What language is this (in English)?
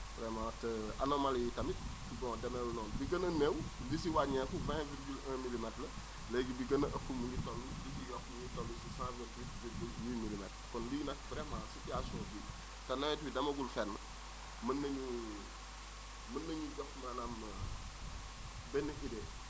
Wolof